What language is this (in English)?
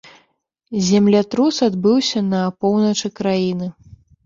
Belarusian